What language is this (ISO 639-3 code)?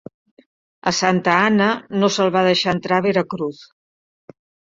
cat